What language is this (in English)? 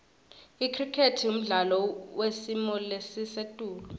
Swati